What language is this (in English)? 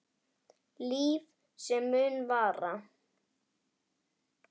Icelandic